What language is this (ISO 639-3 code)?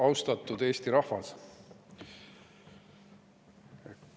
est